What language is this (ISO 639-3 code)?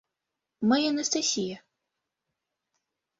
chm